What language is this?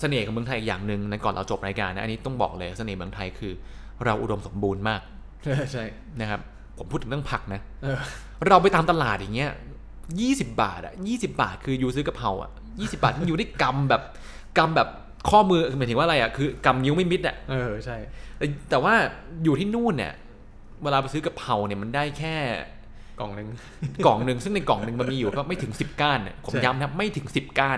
Thai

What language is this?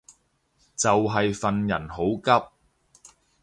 Cantonese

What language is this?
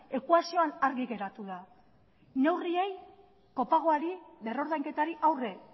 Basque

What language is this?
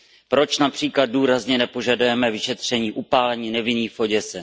Czech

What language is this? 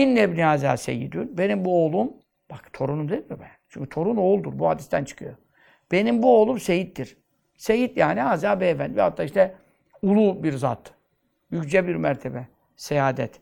Turkish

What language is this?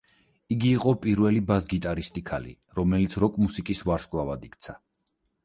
Georgian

